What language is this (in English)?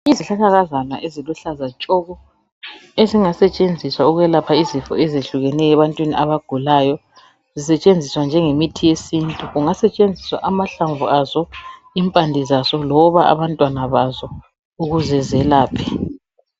North Ndebele